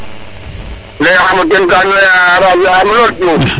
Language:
Serer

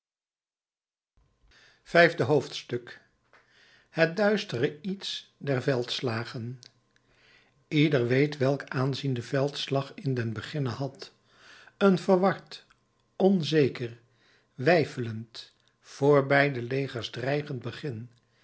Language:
Dutch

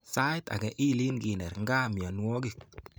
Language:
Kalenjin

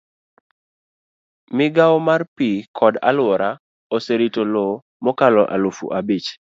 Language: Luo (Kenya and Tanzania)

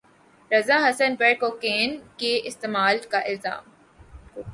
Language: Urdu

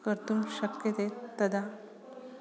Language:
Sanskrit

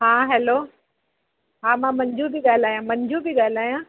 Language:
Sindhi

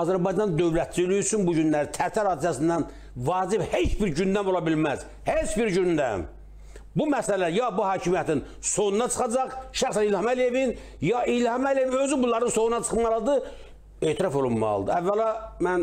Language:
Turkish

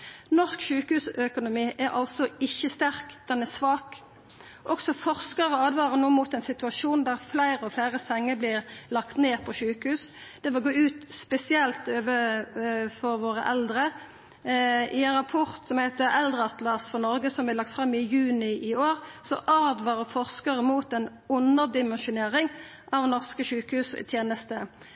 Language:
Norwegian Nynorsk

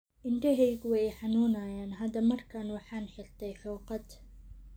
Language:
Somali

